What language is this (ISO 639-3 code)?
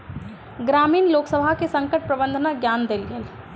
mai